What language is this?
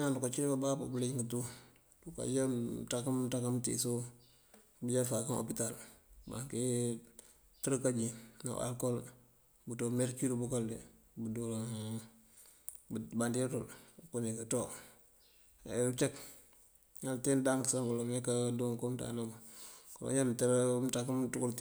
Mandjak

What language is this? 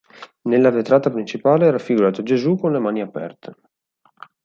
Italian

